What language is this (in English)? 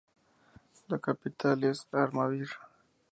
Spanish